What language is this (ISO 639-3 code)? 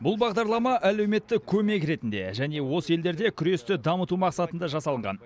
kaz